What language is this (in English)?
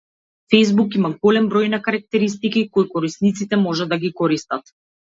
Macedonian